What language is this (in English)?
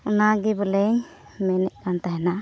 Santali